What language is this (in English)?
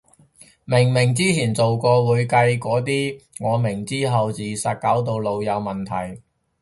Cantonese